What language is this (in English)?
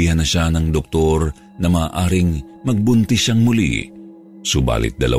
Filipino